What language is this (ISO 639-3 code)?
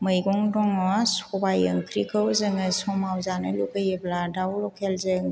brx